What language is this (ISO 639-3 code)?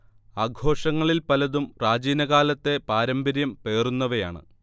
mal